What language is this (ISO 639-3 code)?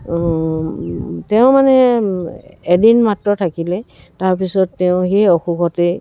asm